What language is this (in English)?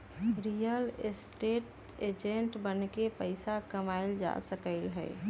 Magahi